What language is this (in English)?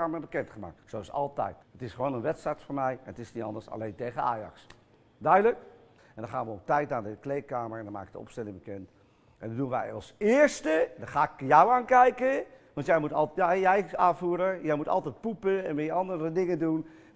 Dutch